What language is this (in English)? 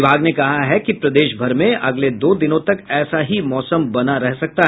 Hindi